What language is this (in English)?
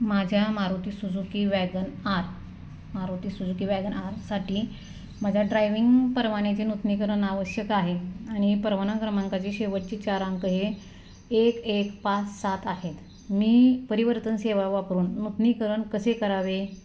Marathi